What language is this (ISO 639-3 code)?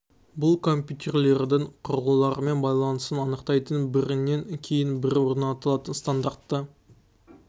kaz